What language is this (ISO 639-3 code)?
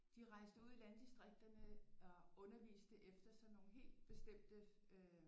dan